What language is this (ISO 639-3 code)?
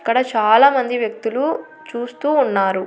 tel